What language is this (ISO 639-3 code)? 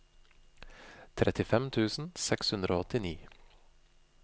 nor